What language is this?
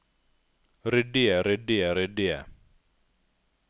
Norwegian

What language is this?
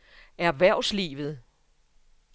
Danish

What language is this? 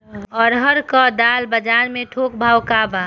Bhojpuri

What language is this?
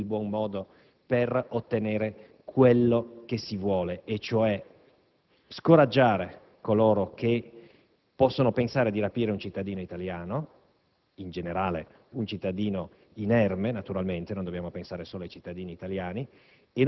Italian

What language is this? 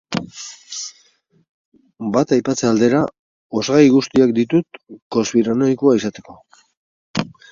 Basque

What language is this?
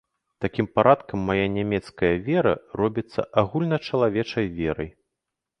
Belarusian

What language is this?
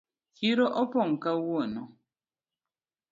Luo (Kenya and Tanzania)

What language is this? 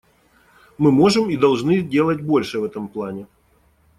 Russian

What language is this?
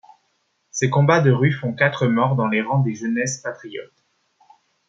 French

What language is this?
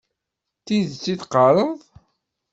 Kabyle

